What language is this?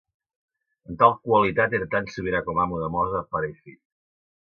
Catalan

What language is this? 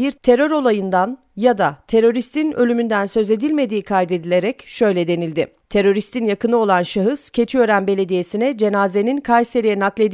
Turkish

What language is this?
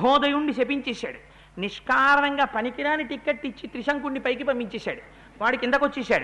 Telugu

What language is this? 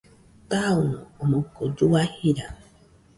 Nüpode Huitoto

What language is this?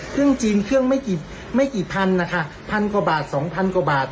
Thai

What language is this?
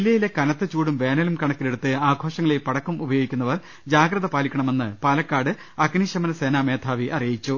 Malayalam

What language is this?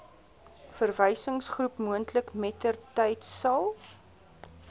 Afrikaans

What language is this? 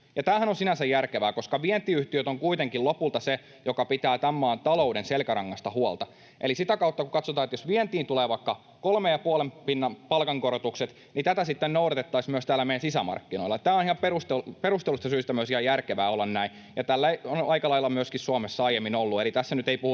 Finnish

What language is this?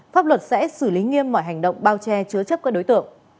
Vietnamese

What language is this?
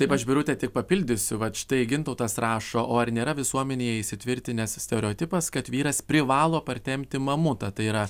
Lithuanian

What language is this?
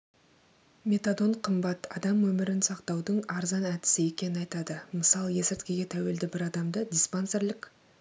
Kazakh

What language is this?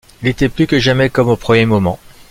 French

